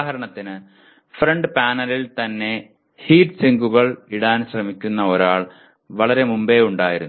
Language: Malayalam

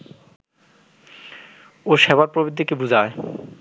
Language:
Bangla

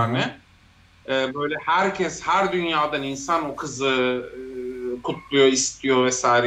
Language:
Turkish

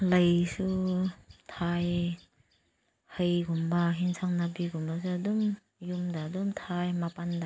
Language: Manipuri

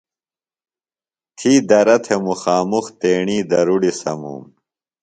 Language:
Phalura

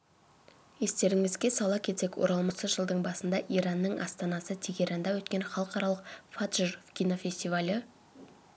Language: Kazakh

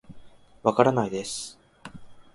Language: Japanese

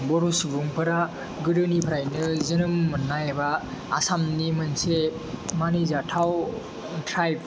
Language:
Bodo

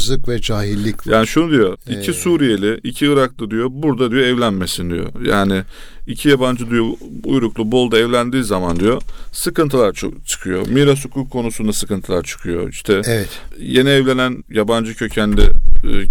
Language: Turkish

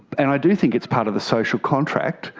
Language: English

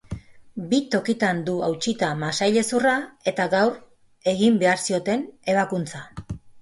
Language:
Basque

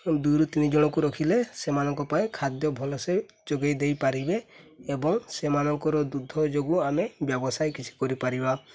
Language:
Odia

